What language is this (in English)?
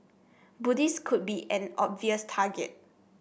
English